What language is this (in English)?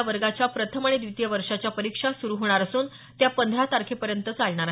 Marathi